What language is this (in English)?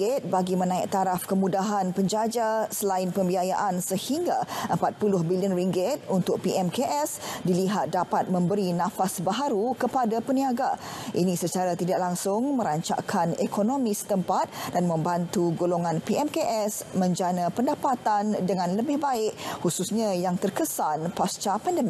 Malay